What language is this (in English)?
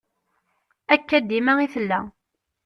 Kabyle